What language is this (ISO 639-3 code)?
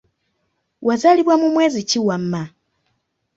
lug